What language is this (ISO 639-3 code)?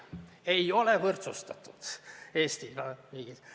est